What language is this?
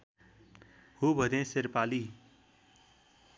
Nepali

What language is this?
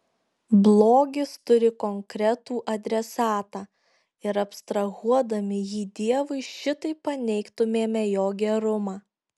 Lithuanian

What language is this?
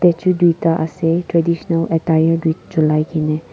Naga Pidgin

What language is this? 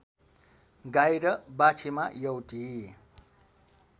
Nepali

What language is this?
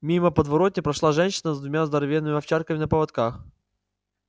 Russian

